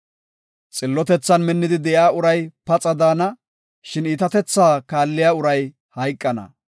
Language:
Gofa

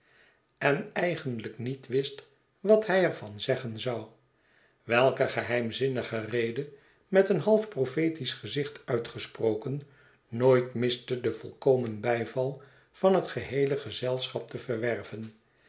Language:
Dutch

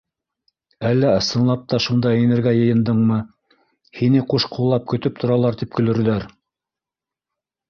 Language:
Bashkir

